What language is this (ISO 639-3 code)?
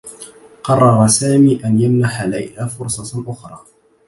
ara